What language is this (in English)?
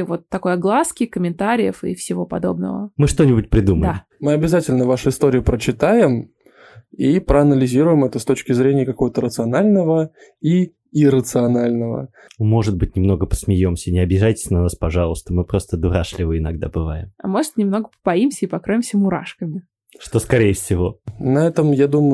Russian